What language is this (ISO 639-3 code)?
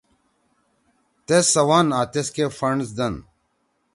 trw